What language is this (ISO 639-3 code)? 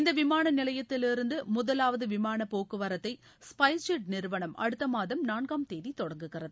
tam